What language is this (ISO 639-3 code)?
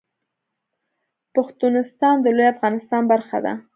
pus